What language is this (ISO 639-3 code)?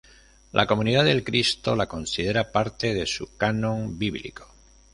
spa